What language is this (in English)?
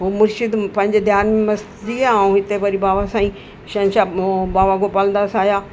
Sindhi